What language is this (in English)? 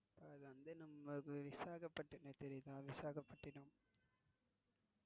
Tamil